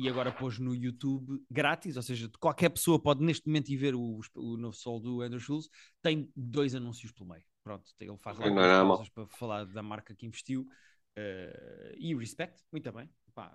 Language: Portuguese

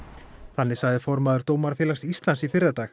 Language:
Icelandic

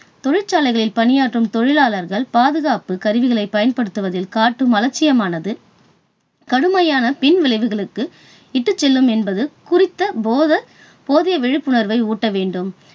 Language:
Tamil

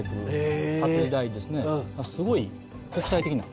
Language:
Japanese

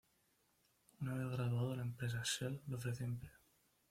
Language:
Spanish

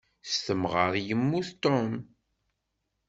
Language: Kabyle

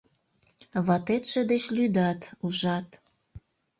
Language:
Mari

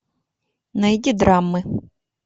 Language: Russian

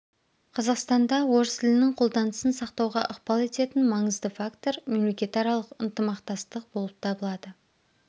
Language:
Kazakh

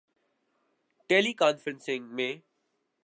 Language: Urdu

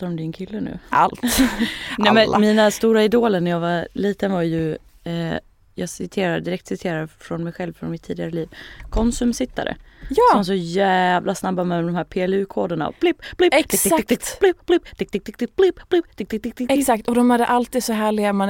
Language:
Swedish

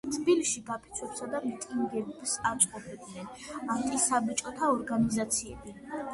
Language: Georgian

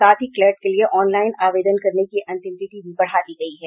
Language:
Hindi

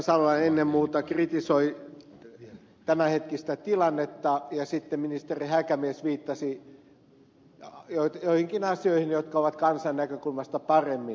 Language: Finnish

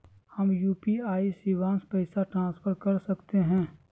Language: Magahi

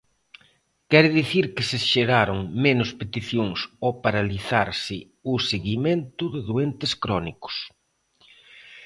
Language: Galician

